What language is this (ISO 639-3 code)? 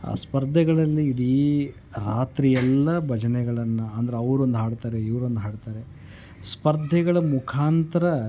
kan